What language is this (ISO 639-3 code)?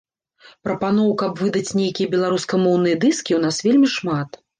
bel